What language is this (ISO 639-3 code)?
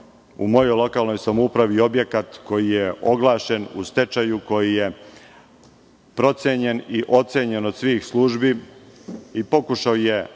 srp